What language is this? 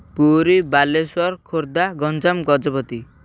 Odia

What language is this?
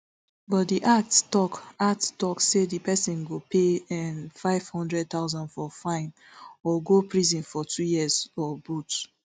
Nigerian Pidgin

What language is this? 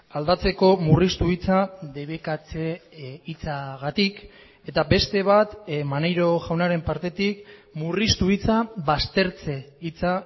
Basque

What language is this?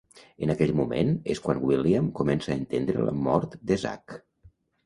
Catalan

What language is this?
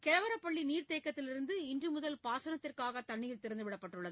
Tamil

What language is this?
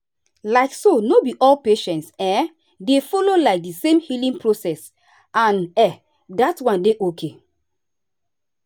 Nigerian Pidgin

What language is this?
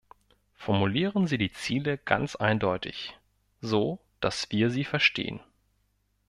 German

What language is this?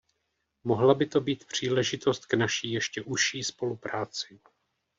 Czech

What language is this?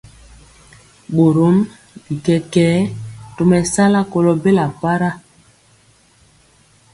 Mpiemo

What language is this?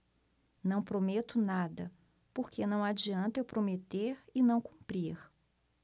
Portuguese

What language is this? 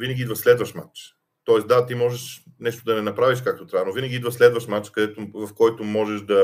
Bulgarian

